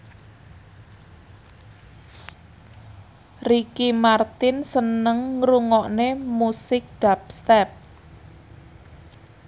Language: Javanese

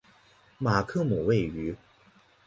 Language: Chinese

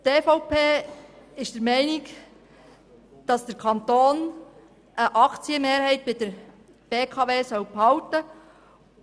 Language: Swiss German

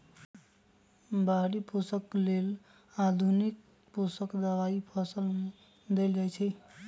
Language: Magahi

